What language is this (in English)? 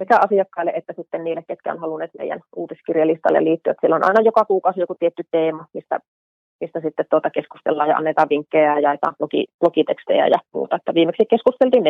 Finnish